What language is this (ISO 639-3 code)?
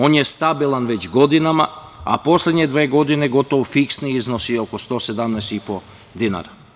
srp